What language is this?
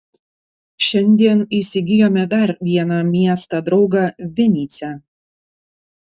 Lithuanian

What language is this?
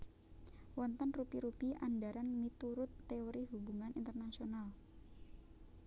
Javanese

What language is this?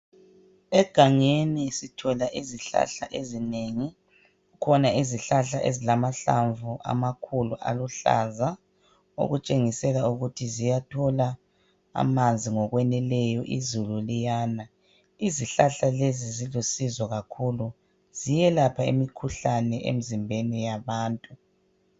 North Ndebele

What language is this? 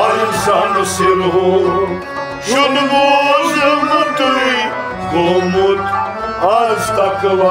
Turkish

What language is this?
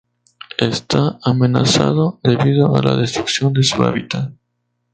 Spanish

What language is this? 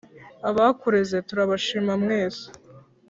Kinyarwanda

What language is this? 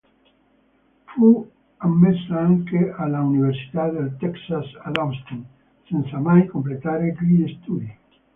Italian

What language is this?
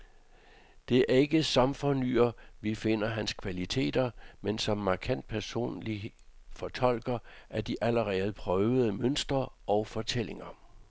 Danish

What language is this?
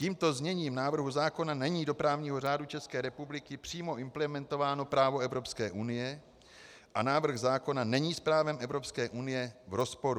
Czech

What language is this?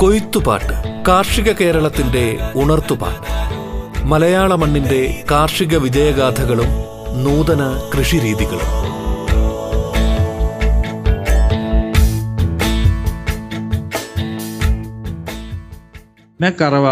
Malayalam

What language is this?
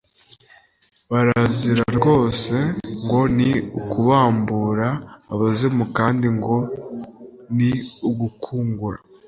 Kinyarwanda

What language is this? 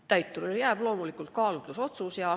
Estonian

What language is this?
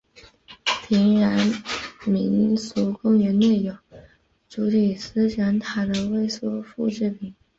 Chinese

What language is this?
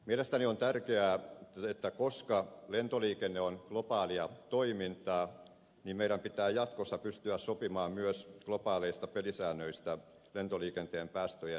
Finnish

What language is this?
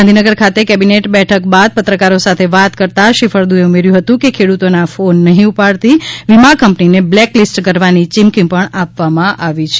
Gujarati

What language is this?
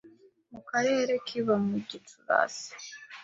Kinyarwanda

